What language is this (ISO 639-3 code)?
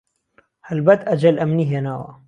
ckb